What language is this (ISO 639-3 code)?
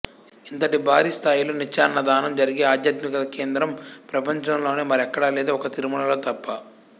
tel